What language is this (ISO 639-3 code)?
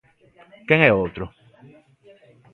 glg